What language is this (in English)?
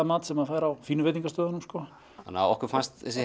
Icelandic